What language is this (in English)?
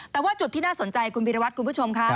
Thai